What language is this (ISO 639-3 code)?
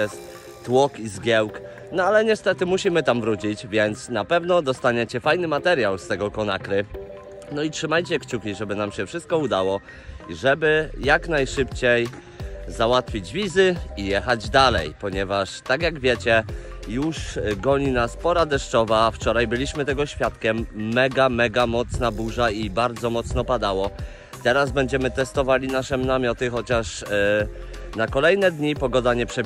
pol